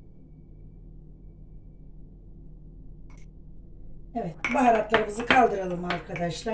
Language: Turkish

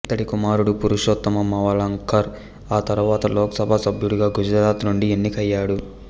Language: Telugu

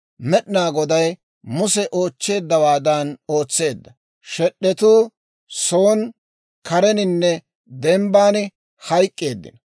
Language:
Dawro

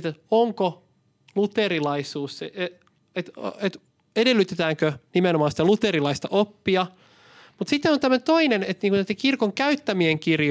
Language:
Finnish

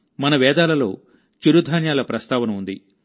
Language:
Telugu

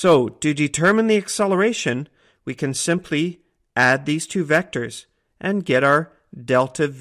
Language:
English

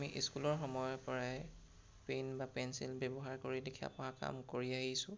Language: Assamese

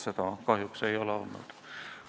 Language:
Estonian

